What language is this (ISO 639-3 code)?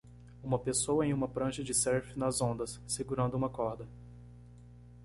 por